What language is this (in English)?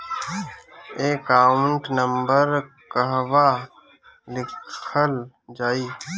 Bhojpuri